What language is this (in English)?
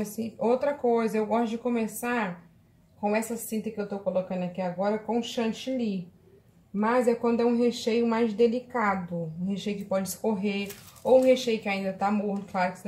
Portuguese